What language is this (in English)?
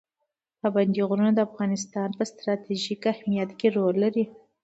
Pashto